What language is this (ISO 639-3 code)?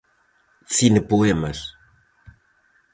glg